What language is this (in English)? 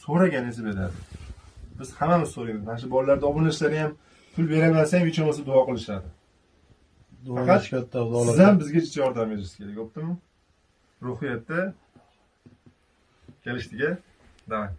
Turkish